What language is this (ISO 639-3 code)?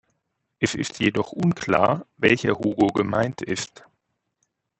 deu